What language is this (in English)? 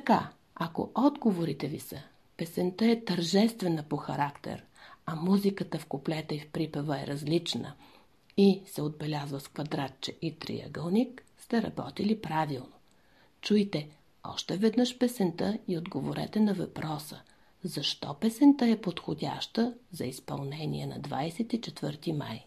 Bulgarian